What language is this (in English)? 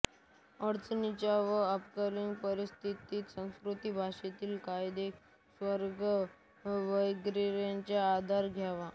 Marathi